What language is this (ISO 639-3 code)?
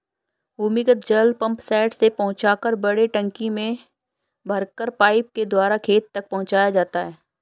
hin